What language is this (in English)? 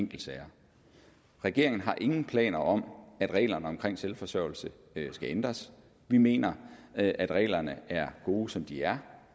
Danish